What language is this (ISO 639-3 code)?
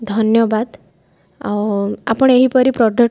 ori